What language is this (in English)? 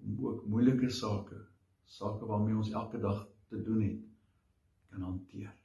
Dutch